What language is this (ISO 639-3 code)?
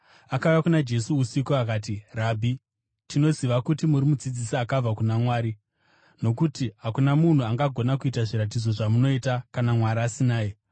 sna